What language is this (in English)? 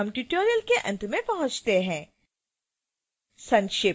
Hindi